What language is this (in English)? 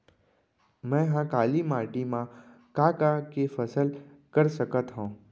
Chhattisgarhi